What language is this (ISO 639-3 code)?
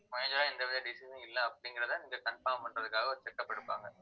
tam